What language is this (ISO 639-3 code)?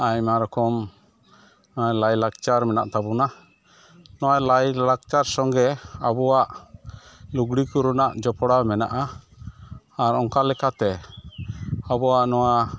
sat